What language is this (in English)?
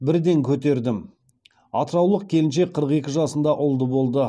Kazakh